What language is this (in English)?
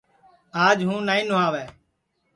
Sansi